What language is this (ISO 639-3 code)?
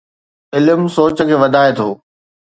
snd